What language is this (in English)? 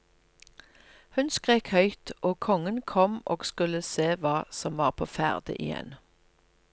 Norwegian